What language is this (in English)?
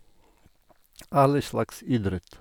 Norwegian